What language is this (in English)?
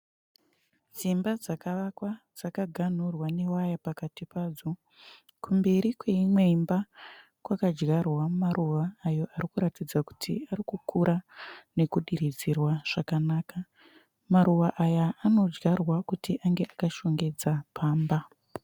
Shona